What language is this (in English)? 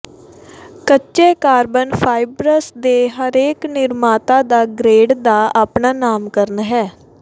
Punjabi